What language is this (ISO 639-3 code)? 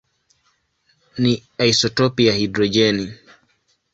swa